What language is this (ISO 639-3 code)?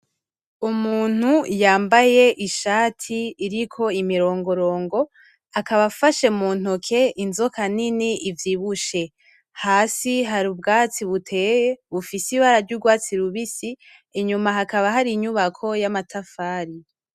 run